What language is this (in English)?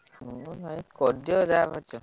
Odia